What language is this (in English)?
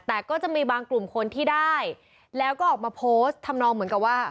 Thai